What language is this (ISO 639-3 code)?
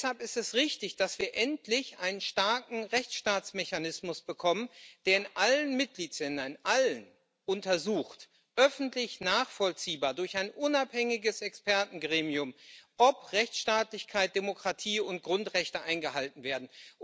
deu